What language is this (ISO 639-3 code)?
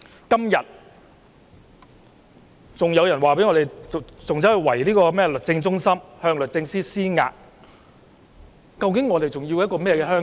yue